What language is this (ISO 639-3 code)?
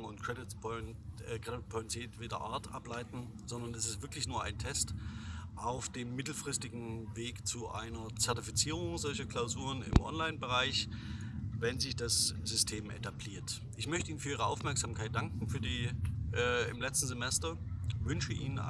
deu